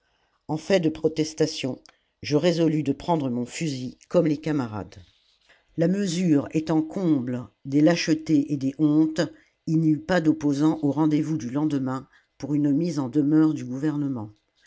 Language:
French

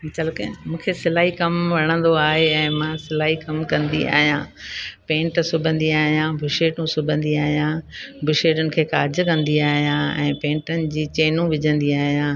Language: Sindhi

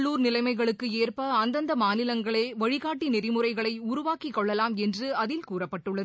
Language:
Tamil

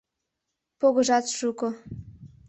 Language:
Mari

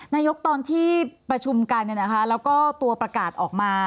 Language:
Thai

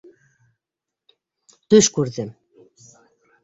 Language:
Bashkir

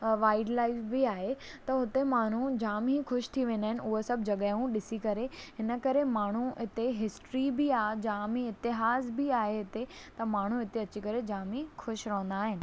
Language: Sindhi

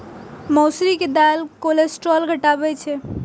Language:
Maithili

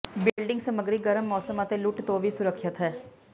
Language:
Punjabi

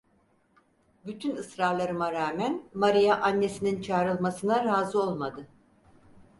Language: Turkish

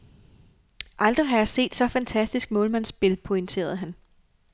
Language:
Danish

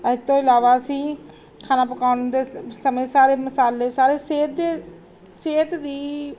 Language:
Punjabi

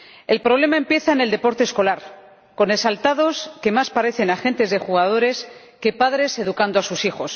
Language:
Spanish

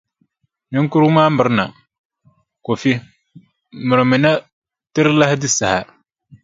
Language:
Dagbani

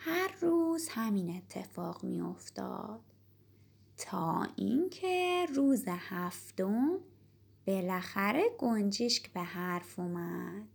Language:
Persian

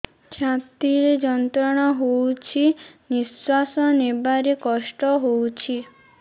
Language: Odia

